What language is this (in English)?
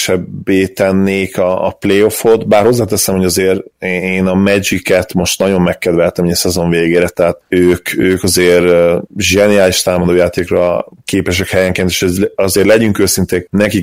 Hungarian